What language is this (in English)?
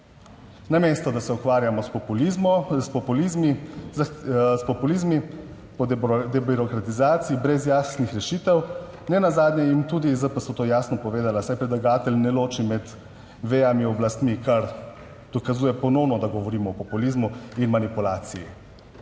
Slovenian